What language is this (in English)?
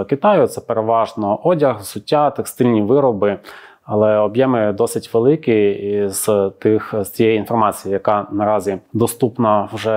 Ukrainian